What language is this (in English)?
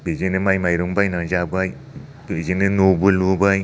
Bodo